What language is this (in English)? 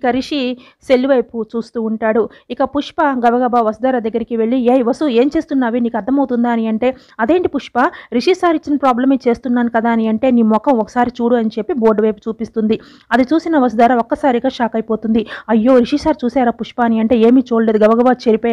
Romanian